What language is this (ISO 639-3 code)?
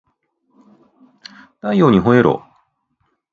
jpn